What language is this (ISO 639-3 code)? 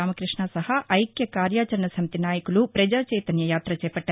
tel